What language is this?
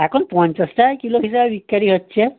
Bangla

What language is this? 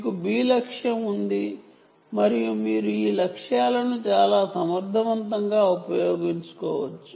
Telugu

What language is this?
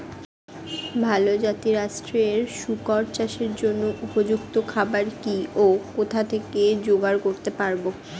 Bangla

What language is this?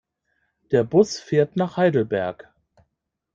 German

